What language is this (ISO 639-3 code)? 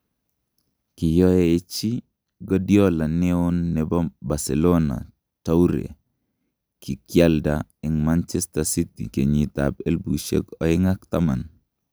kln